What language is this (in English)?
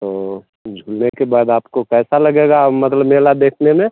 Hindi